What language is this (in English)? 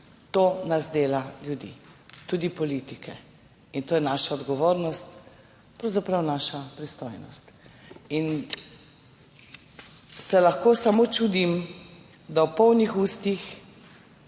Slovenian